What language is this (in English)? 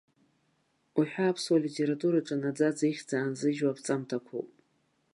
Abkhazian